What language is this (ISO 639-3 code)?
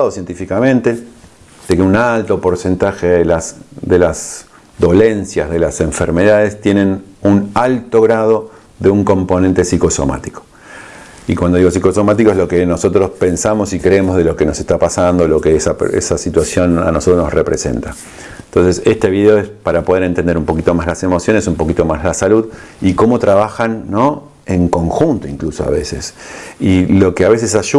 spa